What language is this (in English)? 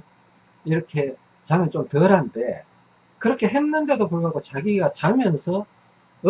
Korean